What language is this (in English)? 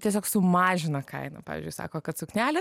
Lithuanian